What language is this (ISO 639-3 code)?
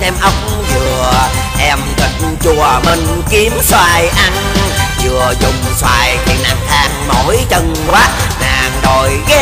vie